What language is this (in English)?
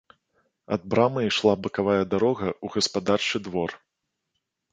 Belarusian